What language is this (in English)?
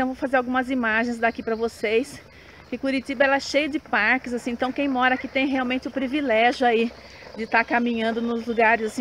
Portuguese